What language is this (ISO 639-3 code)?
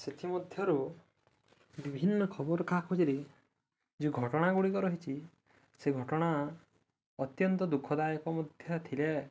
ori